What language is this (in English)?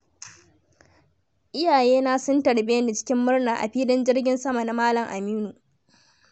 Hausa